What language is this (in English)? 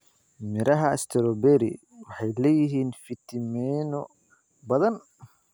Somali